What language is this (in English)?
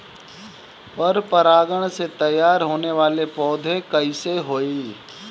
Bhojpuri